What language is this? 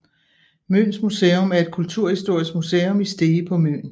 Danish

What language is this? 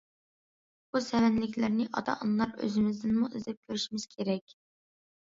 Uyghur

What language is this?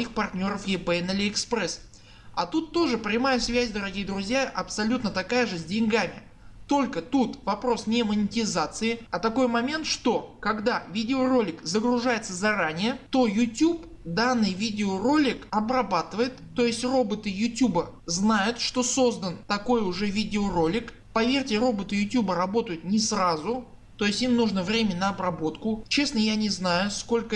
Russian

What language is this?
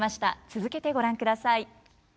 Japanese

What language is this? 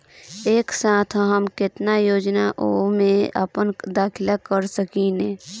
Bhojpuri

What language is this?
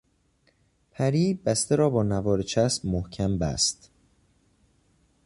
Persian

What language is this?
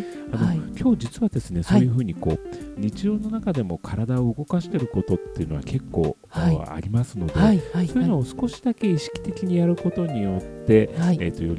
Japanese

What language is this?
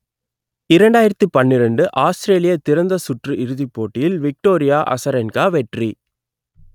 Tamil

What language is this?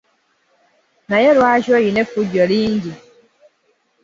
Ganda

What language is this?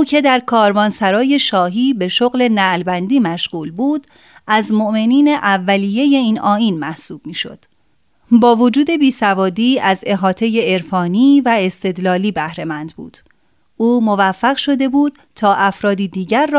Persian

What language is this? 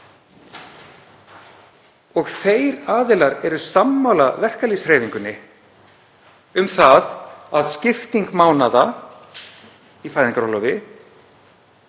Icelandic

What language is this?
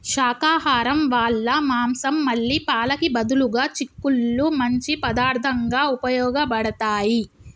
Telugu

